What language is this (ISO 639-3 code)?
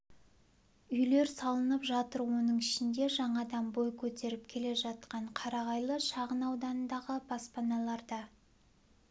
kaz